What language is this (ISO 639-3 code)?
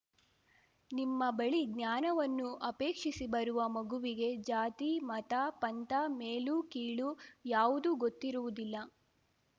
kan